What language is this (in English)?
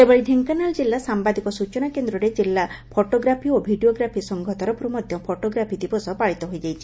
Odia